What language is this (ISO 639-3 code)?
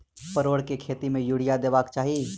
mai